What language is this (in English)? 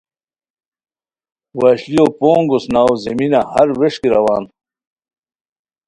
Khowar